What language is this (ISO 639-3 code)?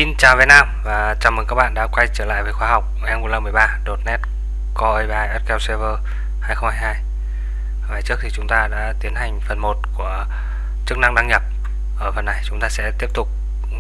vie